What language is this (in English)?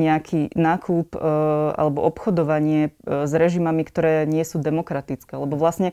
Slovak